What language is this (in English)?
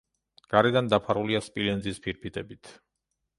Georgian